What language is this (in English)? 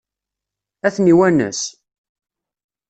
Kabyle